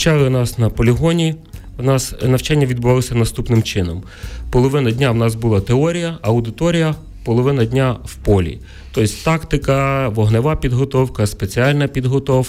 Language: Ukrainian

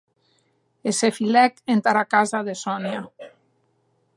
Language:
Occitan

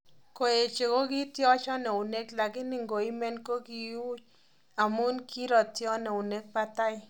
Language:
Kalenjin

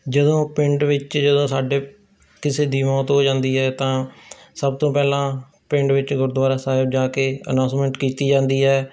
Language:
Punjabi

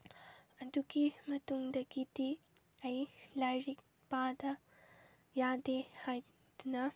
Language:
Manipuri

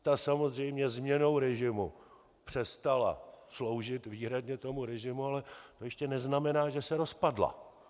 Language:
Czech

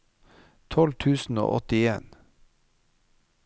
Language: Norwegian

